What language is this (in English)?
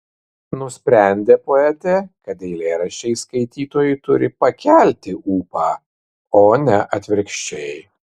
Lithuanian